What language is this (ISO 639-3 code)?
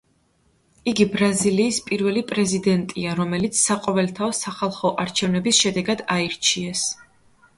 kat